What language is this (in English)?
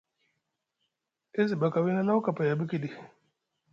Musgu